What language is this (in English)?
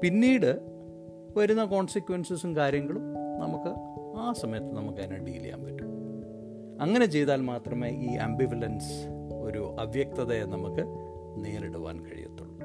Malayalam